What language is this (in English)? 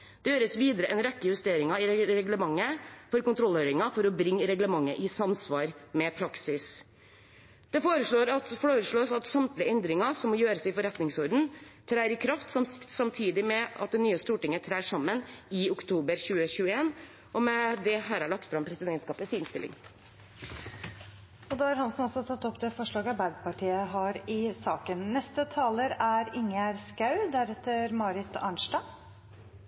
Norwegian Bokmål